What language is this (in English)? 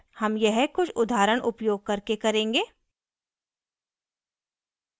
Hindi